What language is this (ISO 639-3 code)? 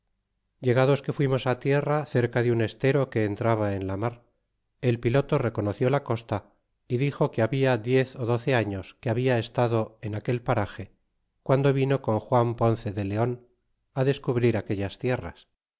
spa